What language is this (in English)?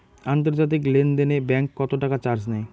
Bangla